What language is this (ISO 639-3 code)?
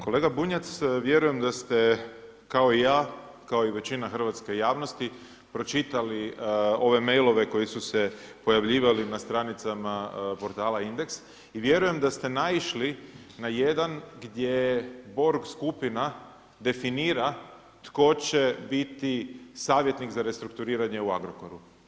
hrv